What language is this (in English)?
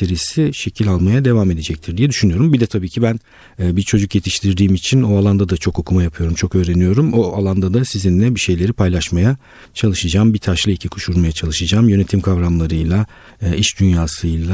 Turkish